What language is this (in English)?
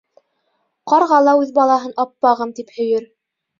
Bashkir